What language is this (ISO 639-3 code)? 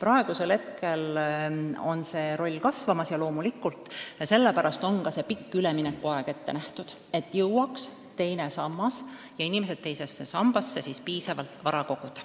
est